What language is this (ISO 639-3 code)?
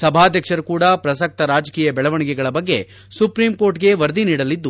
kan